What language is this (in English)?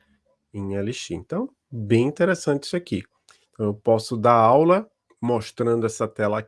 Portuguese